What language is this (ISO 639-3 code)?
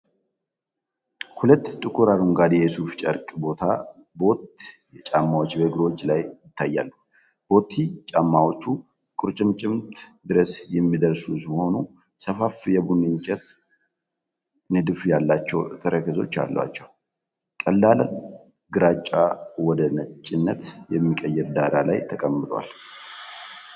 amh